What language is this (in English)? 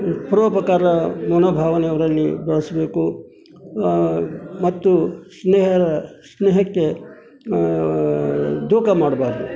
Kannada